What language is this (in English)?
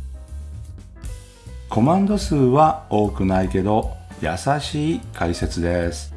Japanese